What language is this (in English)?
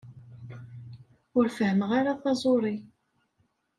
Kabyle